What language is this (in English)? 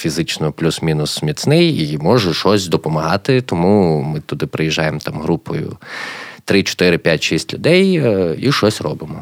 Ukrainian